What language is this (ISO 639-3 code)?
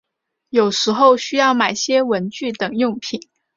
zho